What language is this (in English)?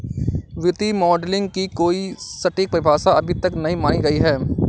Hindi